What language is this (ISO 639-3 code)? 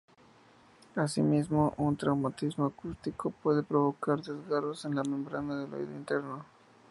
spa